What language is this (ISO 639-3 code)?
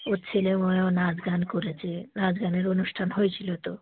ben